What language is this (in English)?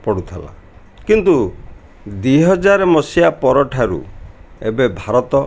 Odia